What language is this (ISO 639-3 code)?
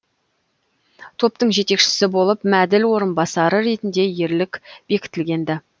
kaz